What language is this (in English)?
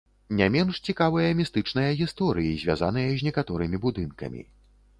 Belarusian